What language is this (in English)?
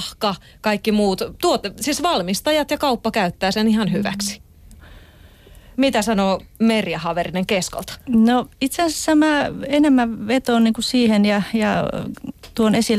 Finnish